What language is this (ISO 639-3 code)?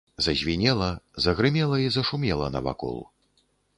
bel